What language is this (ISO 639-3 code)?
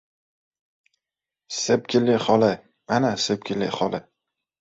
uzb